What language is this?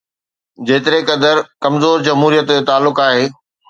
Sindhi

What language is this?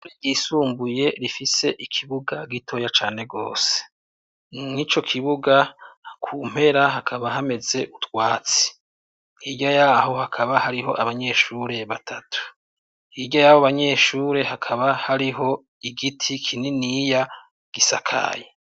Rundi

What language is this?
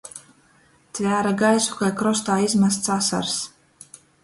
Latgalian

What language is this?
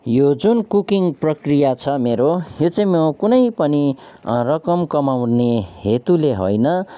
Nepali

